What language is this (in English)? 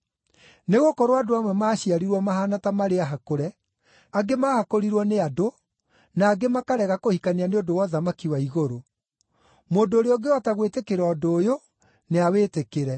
Kikuyu